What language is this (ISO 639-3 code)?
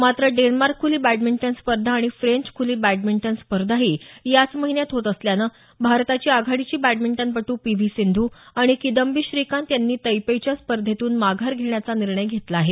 mar